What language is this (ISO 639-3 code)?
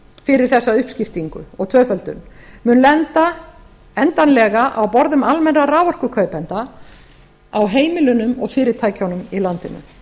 isl